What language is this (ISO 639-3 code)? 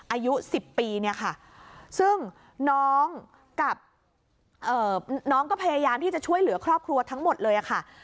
tha